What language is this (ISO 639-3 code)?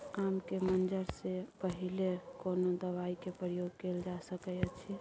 mai